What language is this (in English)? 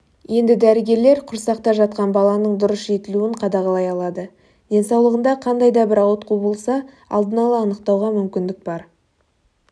Kazakh